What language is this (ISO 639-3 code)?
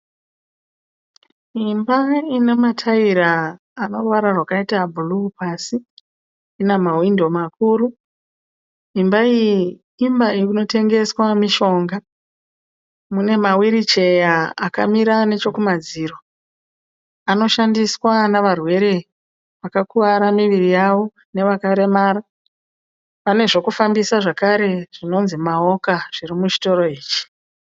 sna